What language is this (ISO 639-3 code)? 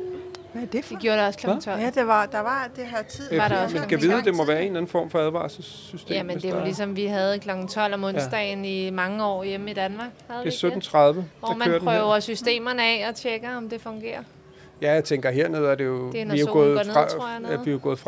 dan